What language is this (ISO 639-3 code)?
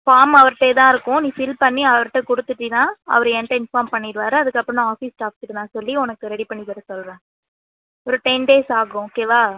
tam